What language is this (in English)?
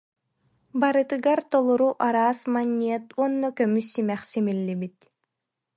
Yakut